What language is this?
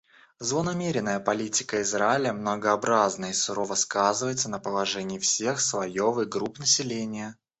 Russian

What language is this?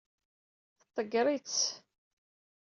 Kabyle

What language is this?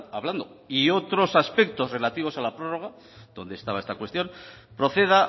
Spanish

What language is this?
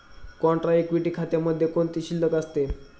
Marathi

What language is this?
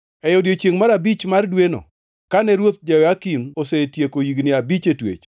Luo (Kenya and Tanzania)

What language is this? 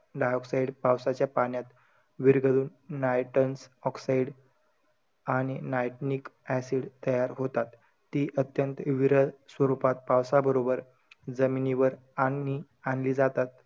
Marathi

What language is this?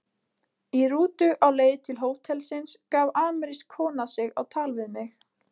Icelandic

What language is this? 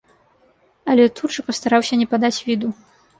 Belarusian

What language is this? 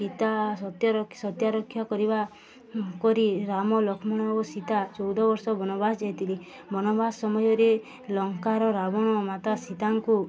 Odia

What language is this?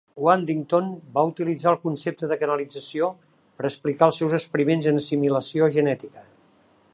Catalan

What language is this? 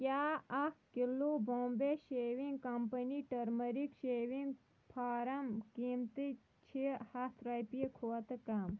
Kashmiri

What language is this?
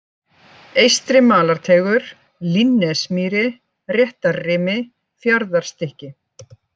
Icelandic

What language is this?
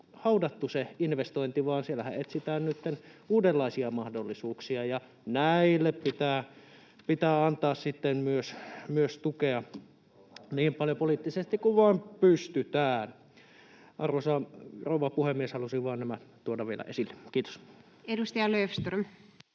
Finnish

